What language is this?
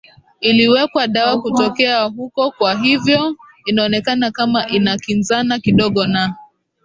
Swahili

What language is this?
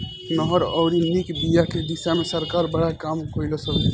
Bhojpuri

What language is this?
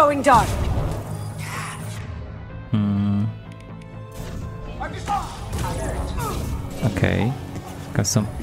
Polish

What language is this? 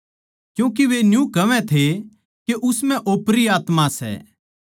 Haryanvi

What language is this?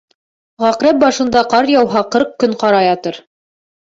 Bashkir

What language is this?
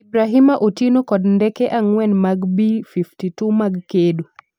Luo (Kenya and Tanzania)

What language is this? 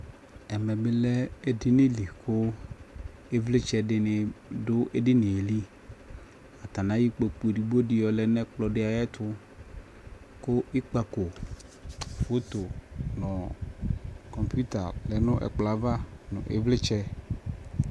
Ikposo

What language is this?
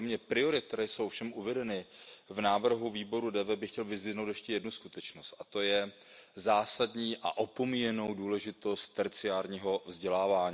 Czech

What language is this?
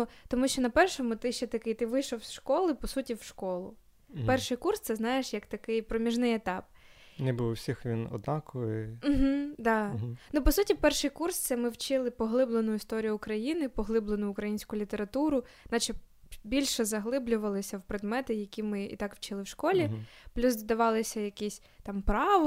Ukrainian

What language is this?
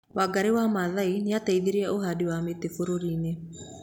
Kikuyu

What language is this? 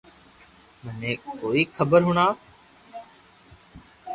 Loarki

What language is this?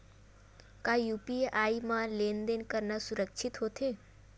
Chhattisgarhi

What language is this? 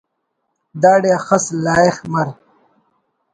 Brahui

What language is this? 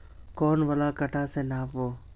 Magahi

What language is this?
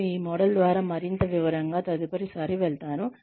Telugu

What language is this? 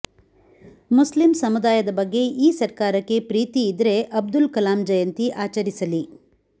Kannada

